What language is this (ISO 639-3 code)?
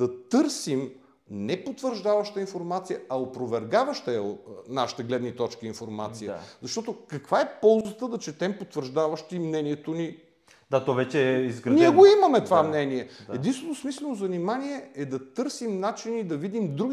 bul